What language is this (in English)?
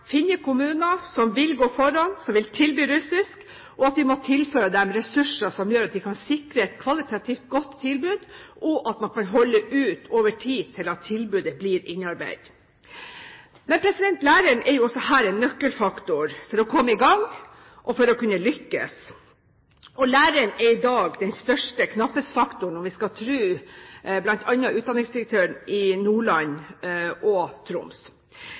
Norwegian Bokmål